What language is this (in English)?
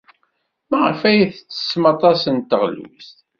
Kabyle